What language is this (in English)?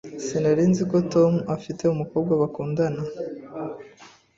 Kinyarwanda